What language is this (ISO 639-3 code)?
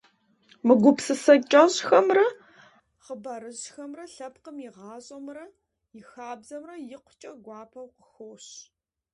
kbd